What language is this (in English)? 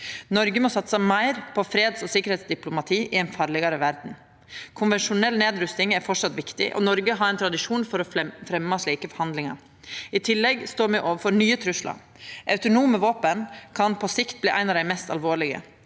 Norwegian